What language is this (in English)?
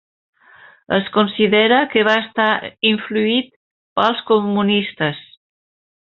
Catalan